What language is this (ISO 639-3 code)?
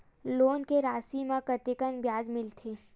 hne